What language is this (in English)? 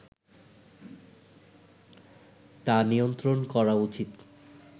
Bangla